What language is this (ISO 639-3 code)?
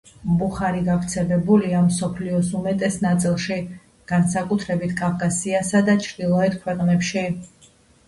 kat